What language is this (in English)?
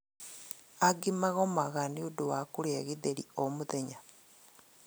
Kikuyu